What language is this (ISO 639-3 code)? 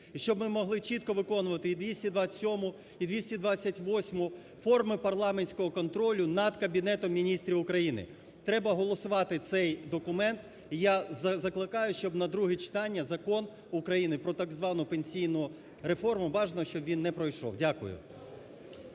ukr